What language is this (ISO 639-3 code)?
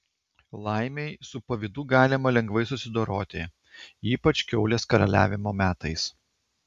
lit